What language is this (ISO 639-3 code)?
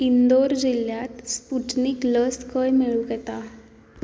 kok